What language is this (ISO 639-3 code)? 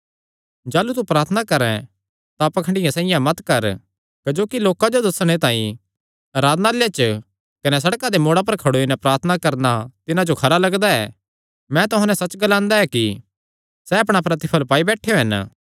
xnr